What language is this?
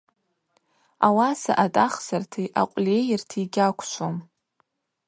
Abaza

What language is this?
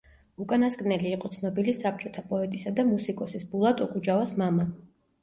Georgian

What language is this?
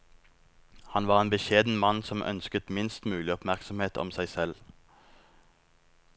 Norwegian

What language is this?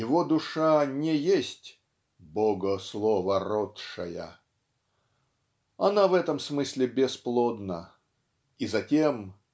Russian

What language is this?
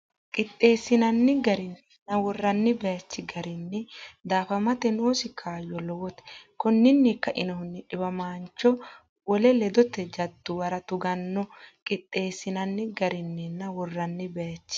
Sidamo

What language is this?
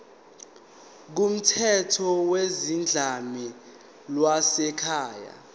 Zulu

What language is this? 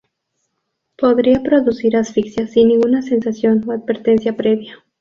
Spanish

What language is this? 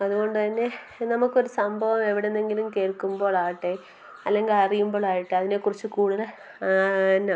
Malayalam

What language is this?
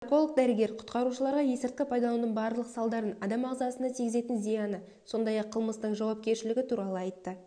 Kazakh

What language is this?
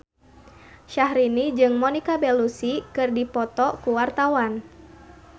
Sundanese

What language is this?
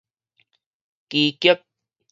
Min Nan Chinese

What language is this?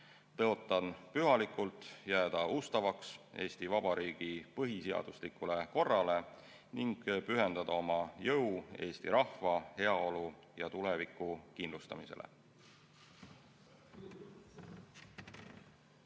Estonian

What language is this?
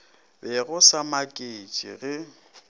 Northern Sotho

